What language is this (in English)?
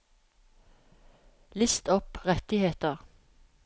Norwegian